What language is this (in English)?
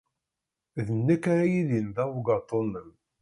Kabyle